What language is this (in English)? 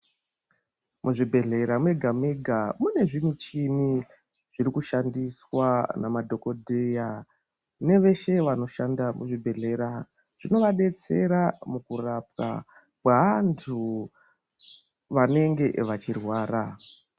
Ndau